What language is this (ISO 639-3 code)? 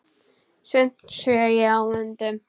isl